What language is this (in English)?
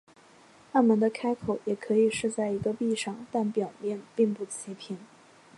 Chinese